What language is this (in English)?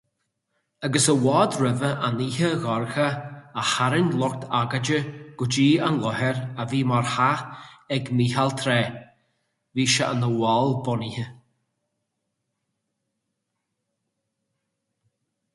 Irish